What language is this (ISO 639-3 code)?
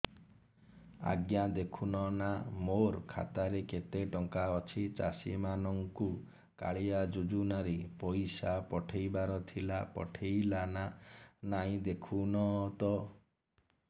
ori